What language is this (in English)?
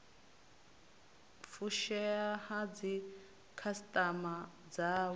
Venda